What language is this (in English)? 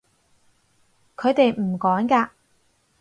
Cantonese